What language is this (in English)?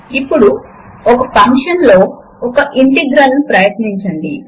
Telugu